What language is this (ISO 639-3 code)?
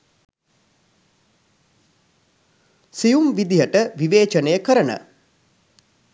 sin